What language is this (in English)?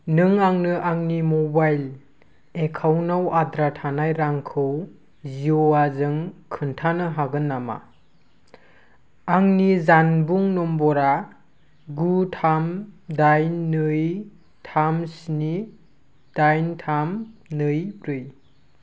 Bodo